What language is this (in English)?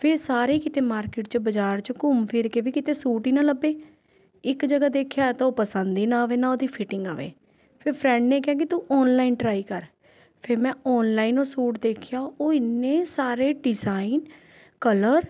Punjabi